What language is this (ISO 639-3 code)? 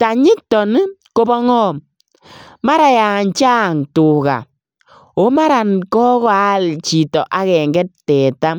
kln